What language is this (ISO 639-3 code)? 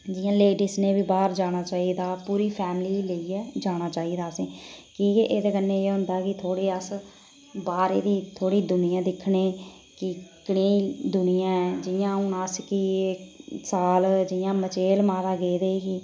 doi